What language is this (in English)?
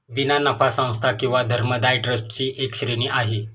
Marathi